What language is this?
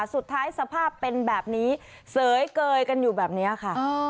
Thai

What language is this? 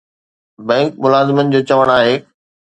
Sindhi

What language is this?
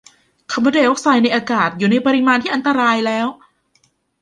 Thai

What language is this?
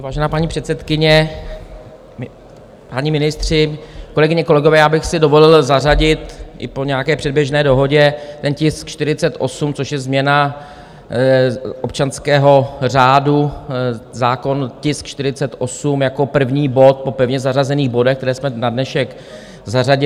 Czech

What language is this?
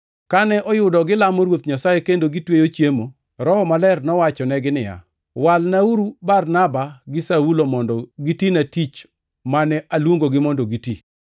Luo (Kenya and Tanzania)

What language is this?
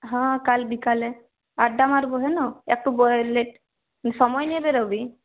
Bangla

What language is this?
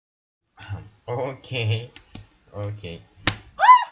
Russian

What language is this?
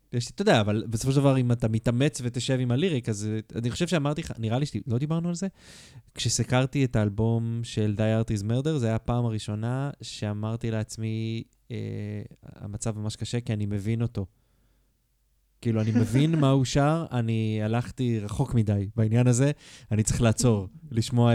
Hebrew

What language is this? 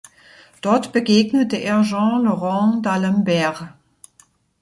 German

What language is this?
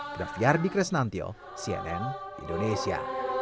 Indonesian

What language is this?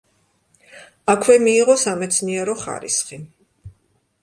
Georgian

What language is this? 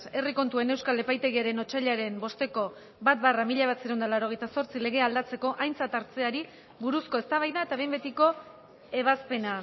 Basque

